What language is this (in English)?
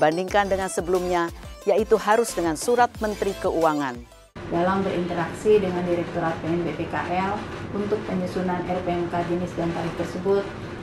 Indonesian